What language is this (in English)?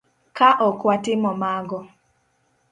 Luo (Kenya and Tanzania)